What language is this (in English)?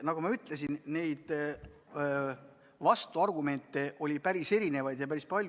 Estonian